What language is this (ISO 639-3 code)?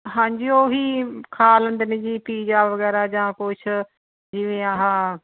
pan